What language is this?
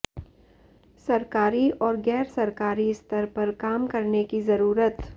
Hindi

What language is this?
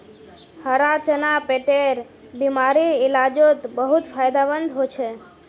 Magahi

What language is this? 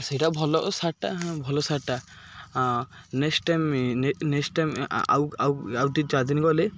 Odia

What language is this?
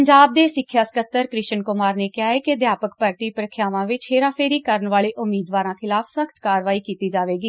Punjabi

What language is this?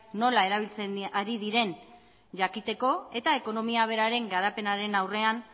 Basque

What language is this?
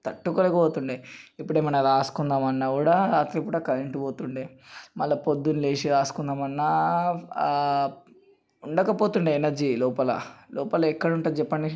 Telugu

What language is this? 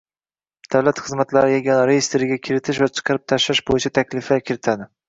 Uzbek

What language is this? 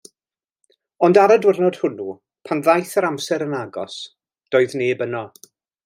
Welsh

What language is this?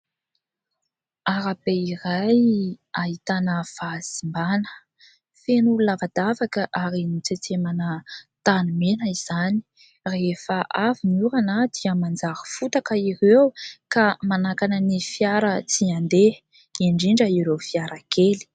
Malagasy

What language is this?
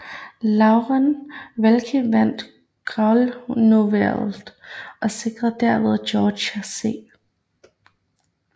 Danish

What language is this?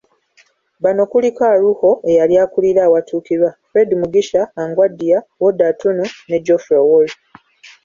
Ganda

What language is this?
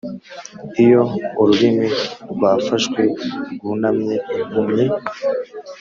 Kinyarwanda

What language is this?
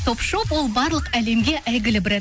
Kazakh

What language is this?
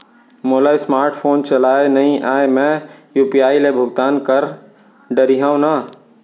Chhattisgarhi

